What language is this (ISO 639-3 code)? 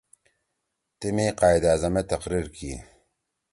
trw